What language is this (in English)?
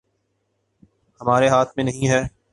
Urdu